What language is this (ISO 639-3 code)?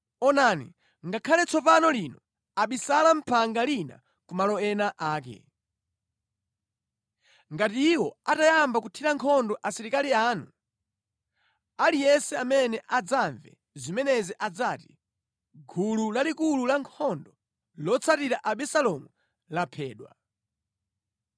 nya